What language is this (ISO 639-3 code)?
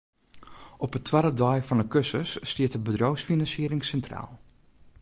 fry